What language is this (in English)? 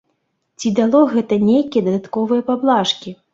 Belarusian